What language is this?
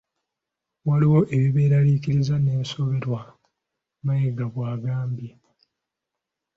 Ganda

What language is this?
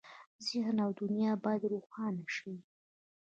Pashto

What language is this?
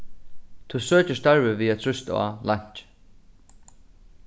Faroese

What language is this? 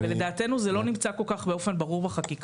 Hebrew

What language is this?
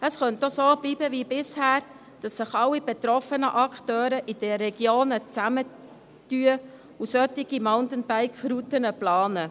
Swiss German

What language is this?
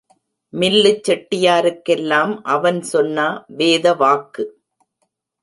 Tamil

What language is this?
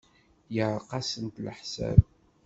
Kabyle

